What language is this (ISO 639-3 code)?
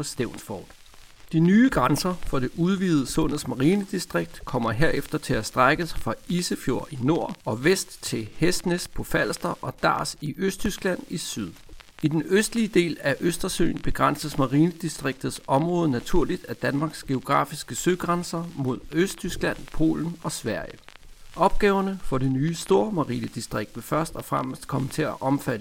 dan